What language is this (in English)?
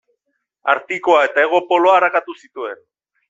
Basque